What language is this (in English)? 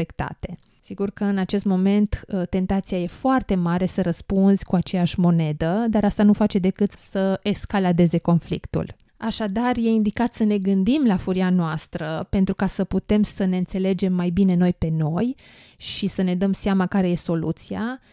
Romanian